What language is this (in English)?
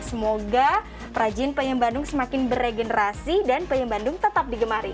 Indonesian